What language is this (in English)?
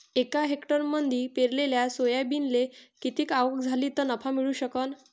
Marathi